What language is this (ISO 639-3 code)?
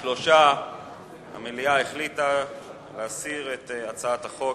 heb